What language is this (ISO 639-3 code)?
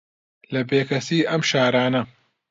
ckb